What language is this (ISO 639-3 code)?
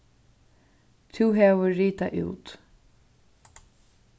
fao